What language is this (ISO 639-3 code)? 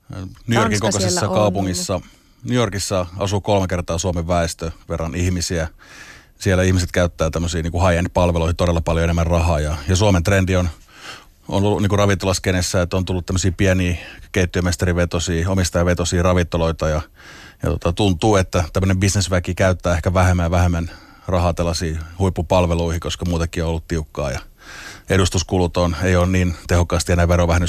fin